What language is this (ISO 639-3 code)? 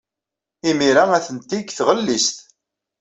kab